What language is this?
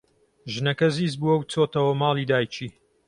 Central Kurdish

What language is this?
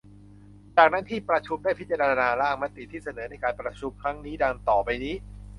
Thai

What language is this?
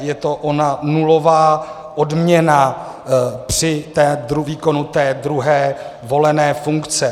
Czech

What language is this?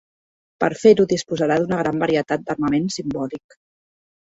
Catalan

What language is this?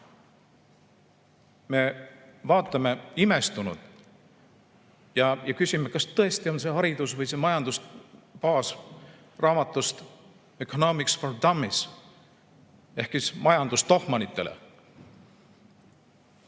Estonian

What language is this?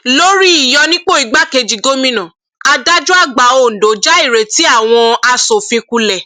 Yoruba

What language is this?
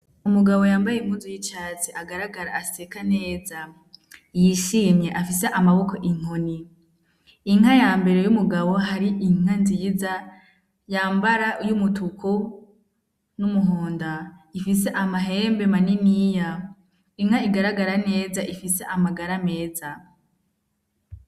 Rundi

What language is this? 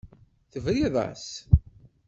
Kabyle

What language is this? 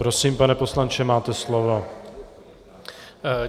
Czech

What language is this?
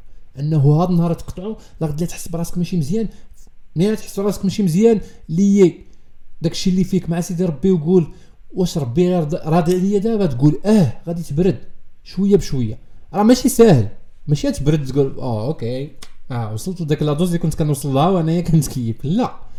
Arabic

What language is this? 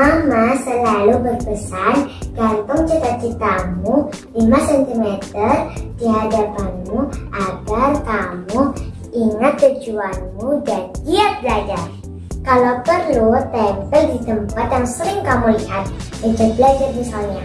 Indonesian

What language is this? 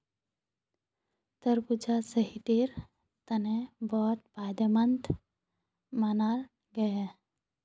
Magahi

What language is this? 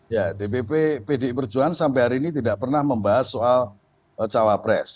Indonesian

